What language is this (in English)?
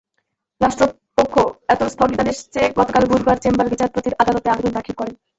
Bangla